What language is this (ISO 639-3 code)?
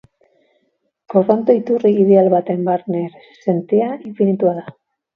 eus